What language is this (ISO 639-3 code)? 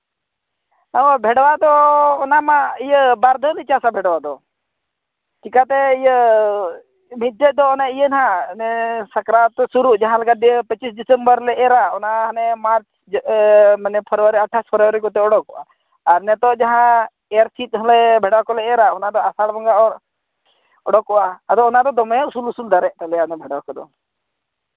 sat